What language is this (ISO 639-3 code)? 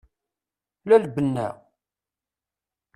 kab